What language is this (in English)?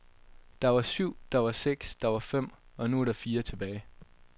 Danish